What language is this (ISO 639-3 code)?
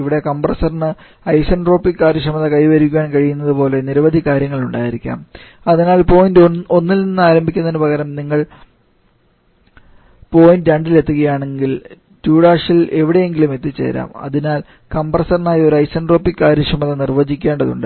mal